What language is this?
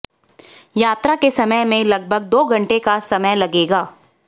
Hindi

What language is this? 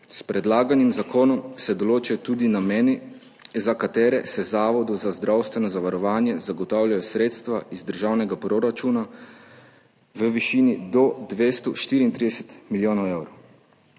Slovenian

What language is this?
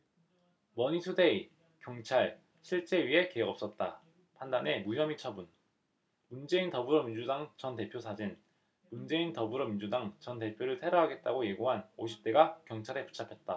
Korean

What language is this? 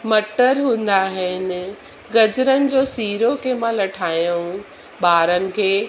Sindhi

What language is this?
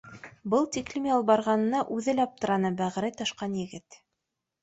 Bashkir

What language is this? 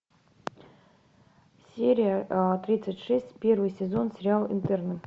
Russian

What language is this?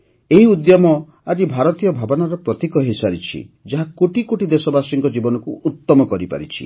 Odia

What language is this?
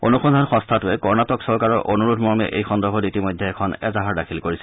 Assamese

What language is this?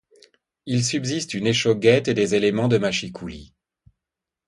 French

